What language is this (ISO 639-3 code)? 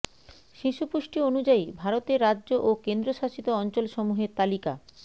ben